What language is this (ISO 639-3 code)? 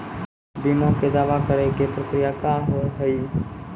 mai